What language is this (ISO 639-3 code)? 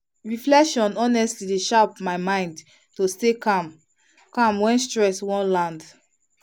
pcm